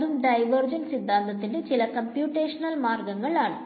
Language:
Malayalam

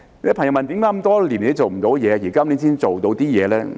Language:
Cantonese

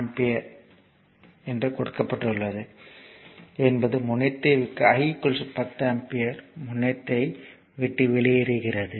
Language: Tamil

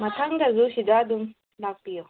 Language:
Manipuri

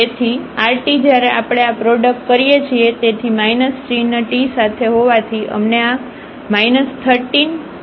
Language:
Gujarati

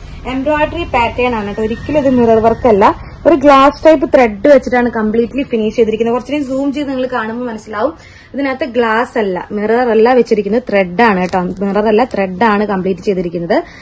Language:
Malayalam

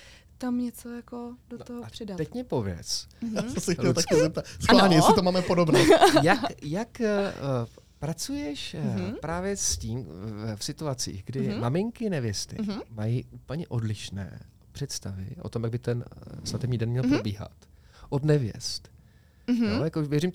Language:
Czech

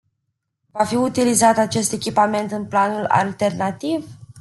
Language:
Romanian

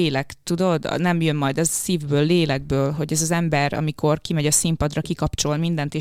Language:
Hungarian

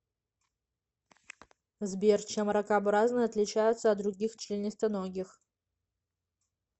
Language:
Russian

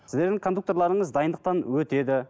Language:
Kazakh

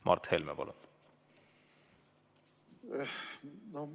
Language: Estonian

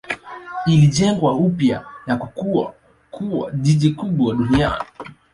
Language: Swahili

